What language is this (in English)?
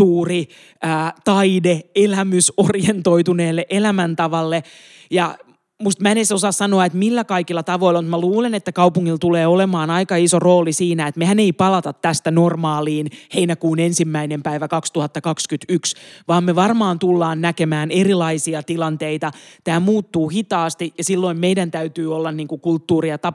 Finnish